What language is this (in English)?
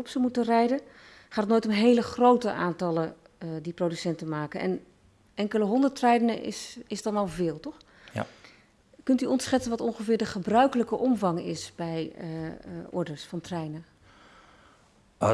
Dutch